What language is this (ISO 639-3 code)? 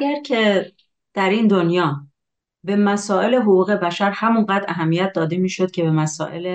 fas